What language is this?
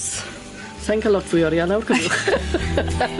Welsh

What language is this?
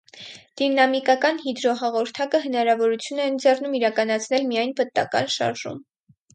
Armenian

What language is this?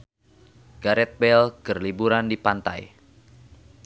Sundanese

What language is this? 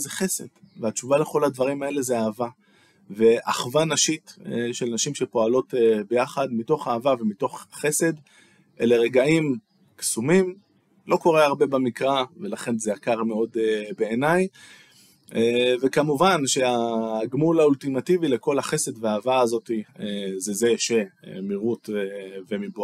Hebrew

